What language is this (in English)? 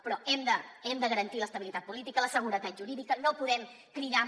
Catalan